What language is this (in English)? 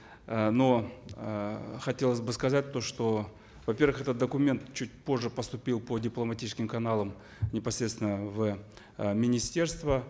Kazakh